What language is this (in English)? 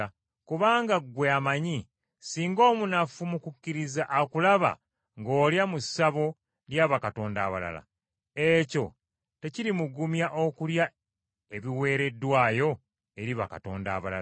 Ganda